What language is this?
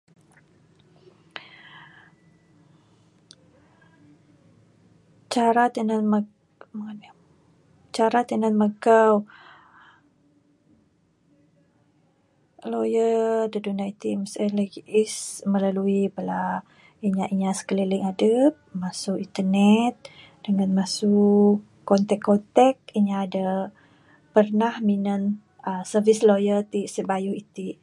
Bukar-Sadung Bidayuh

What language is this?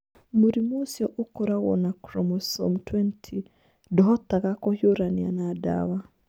Kikuyu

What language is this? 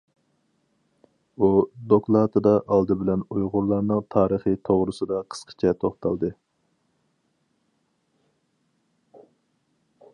Uyghur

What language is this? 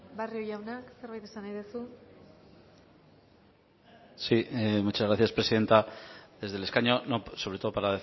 Spanish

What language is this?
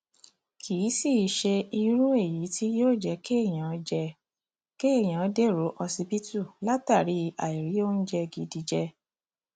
Yoruba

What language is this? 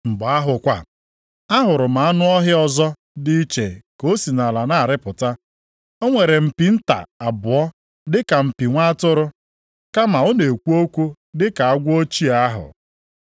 Igbo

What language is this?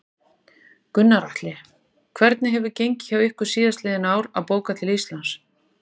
Icelandic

